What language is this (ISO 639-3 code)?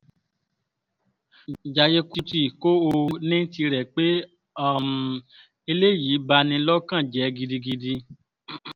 yor